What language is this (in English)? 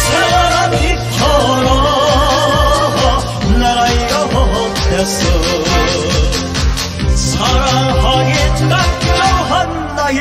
Turkish